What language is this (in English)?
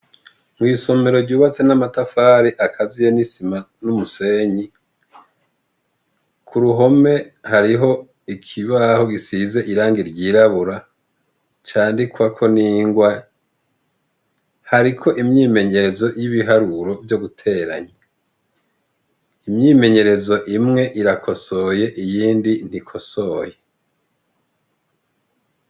Rundi